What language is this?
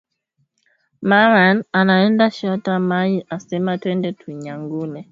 Swahili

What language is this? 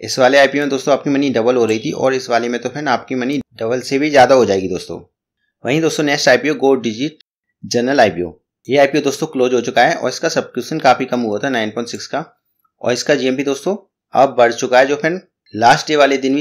Hindi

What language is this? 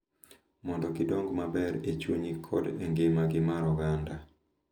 Luo (Kenya and Tanzania)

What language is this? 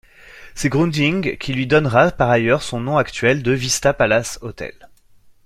French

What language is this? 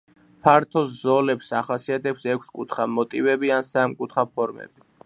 Georgian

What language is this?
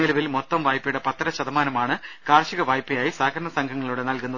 Malayalam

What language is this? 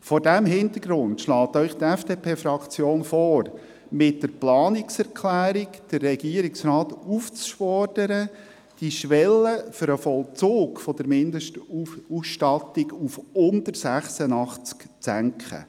Swiss German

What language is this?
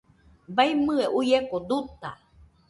Nüpode Huitoto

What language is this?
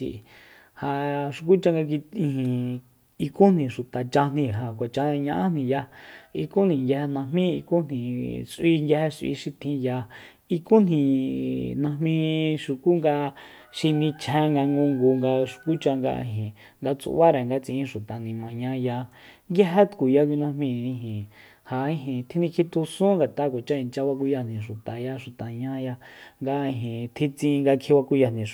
Soyaltepec Mazatec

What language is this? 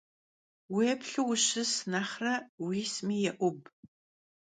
Kabardian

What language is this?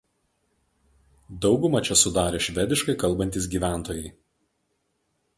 Lithuanian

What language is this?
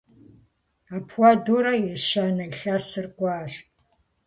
Kabardian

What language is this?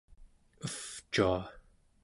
Central Yupik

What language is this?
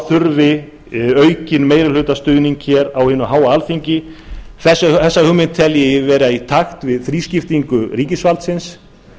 Icelandic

